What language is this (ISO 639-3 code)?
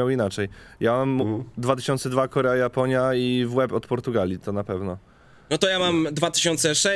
pol